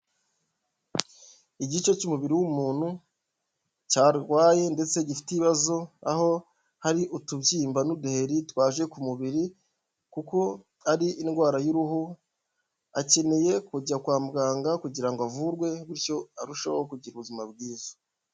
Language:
Kinyarwanda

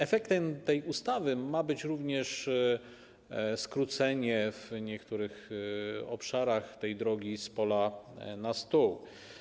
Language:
Polish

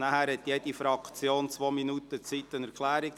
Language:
Swiss German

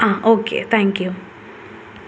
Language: Malayalam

